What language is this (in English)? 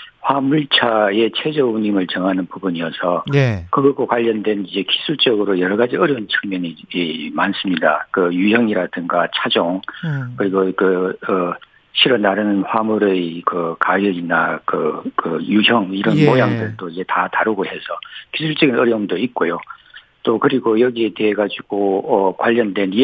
Korean